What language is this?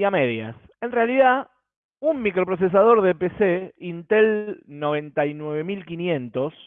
Spanish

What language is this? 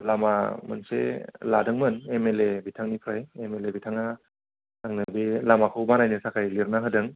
Bodo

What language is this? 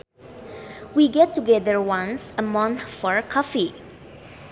Sundanese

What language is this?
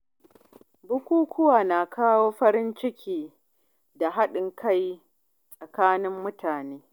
Hausa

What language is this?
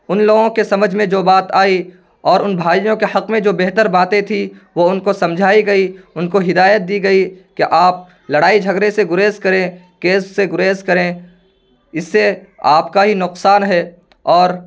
Urdu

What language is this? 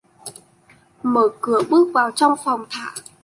Vietnamese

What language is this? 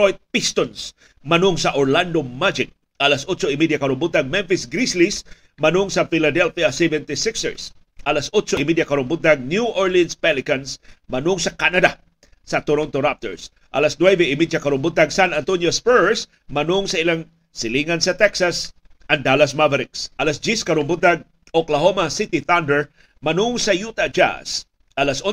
Filipino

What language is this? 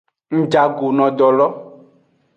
Aja (Benin)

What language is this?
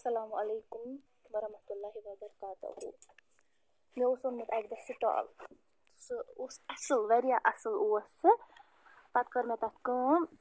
Kashmiri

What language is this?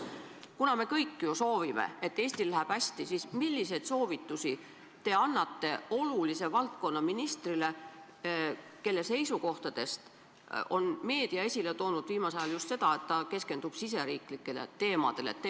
Estonian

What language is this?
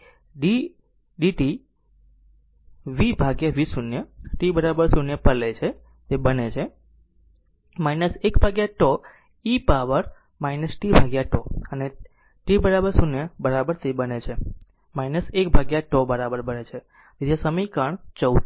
Gujarati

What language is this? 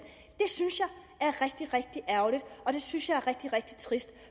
Danish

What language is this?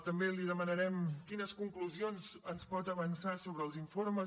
Catalan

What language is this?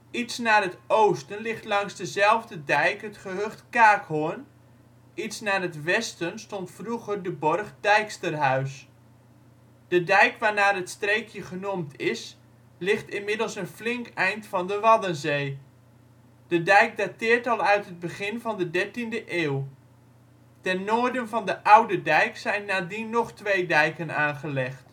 Dutch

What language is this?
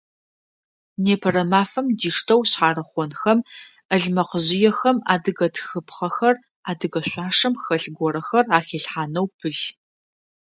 Adyghe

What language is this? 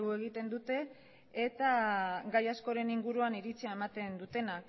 Basque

